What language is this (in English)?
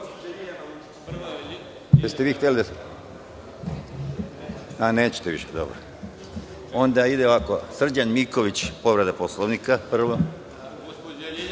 Serbian